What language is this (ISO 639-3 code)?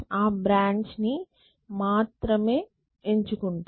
tel